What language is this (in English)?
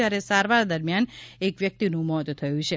Gujarati